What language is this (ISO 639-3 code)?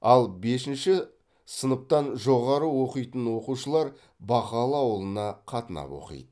kaz